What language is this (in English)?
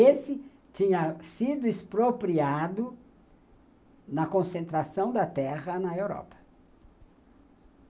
Portuguese